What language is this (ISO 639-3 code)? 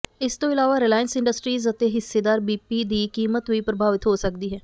pan